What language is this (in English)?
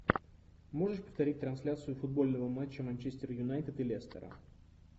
Russian